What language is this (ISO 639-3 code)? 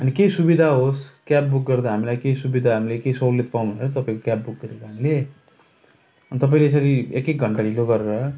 nep